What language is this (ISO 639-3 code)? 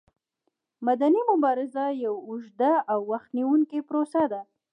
pus